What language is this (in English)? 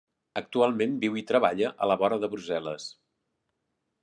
Catalan